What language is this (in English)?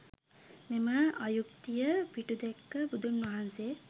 Sinhala